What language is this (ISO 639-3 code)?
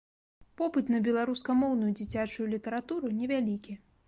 bel